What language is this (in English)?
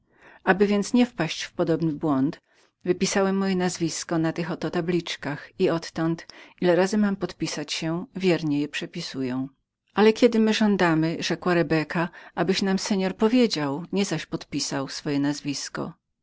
Polish